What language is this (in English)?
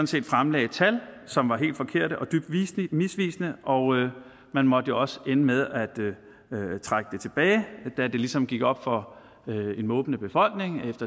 Danish